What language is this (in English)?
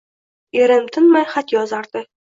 Uzbek